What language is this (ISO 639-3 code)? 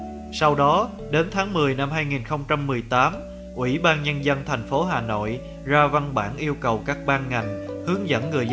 vie